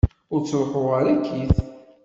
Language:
Kabyle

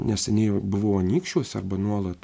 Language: Lithuanian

